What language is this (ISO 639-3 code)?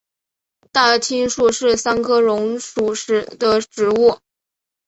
zho